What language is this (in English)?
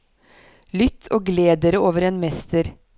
Norwegian